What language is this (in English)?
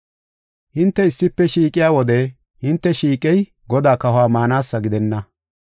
Gofa